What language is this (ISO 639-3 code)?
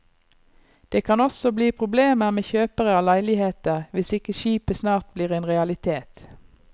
nor